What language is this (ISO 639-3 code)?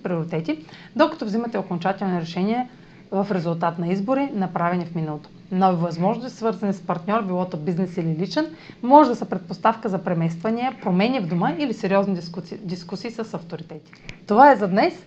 bul